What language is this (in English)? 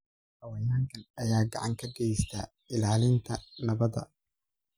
Somali